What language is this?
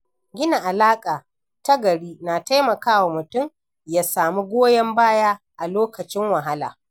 Hausa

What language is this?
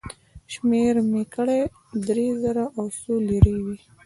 Pashto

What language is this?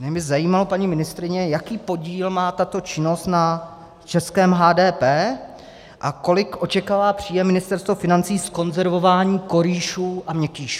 Czech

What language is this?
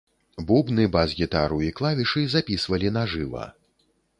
Belarusian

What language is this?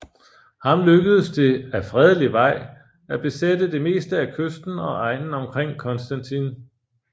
Danish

